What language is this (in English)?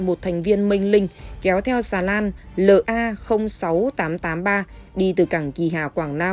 Vietnamese